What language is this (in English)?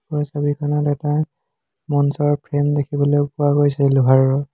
Assamese